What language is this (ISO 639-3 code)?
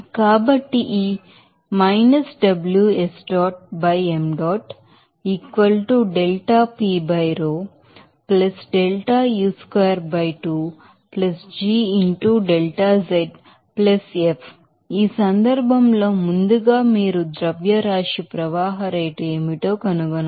tel